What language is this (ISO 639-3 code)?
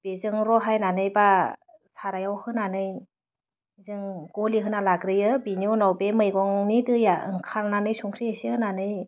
brx